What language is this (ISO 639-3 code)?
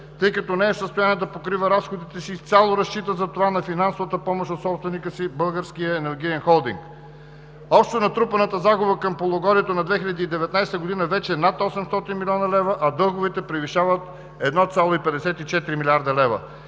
bul